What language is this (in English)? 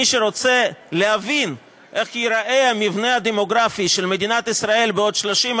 Hebrew